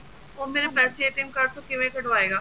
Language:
Punjabi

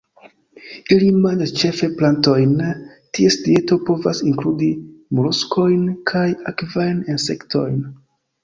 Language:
Esperanto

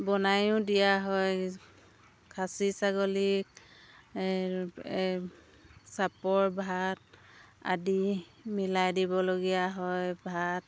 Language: Assamese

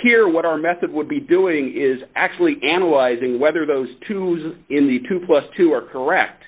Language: English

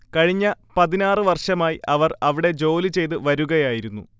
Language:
Malayalam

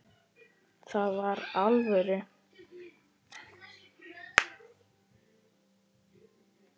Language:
Icelandic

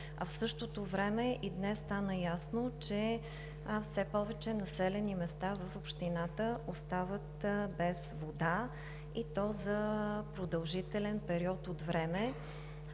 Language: Bulgarian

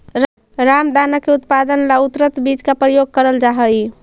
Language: Magahi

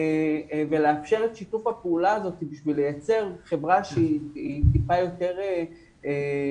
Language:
Hebrew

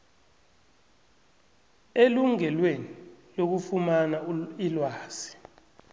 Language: South Ndebele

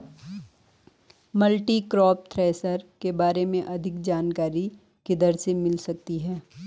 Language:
Hindi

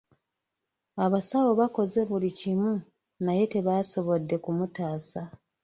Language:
Ganda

